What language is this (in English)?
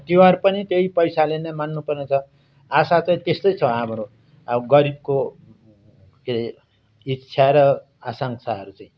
Nepali